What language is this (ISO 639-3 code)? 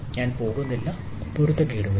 mal